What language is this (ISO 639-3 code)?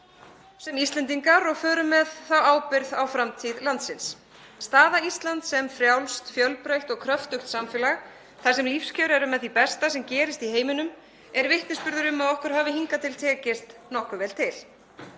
isl